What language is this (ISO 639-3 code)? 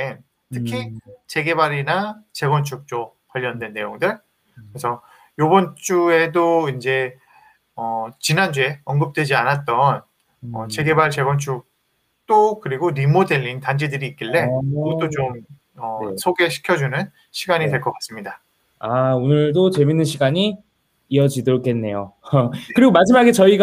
kor